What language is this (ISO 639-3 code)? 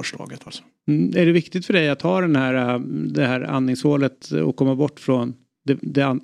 swe